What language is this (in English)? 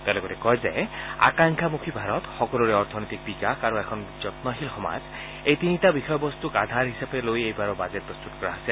Assamese